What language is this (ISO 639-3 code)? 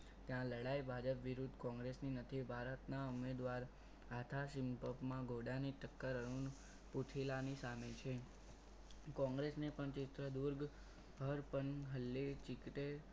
guj